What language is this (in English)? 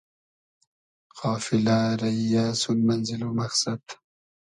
Hazaragi